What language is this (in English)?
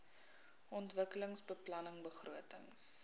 Afrikaans